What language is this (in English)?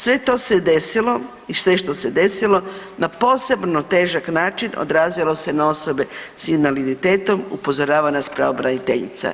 Croatian